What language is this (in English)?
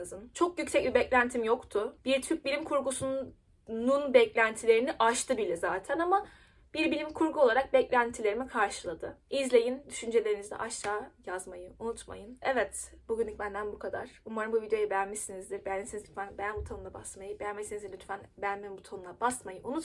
Turkish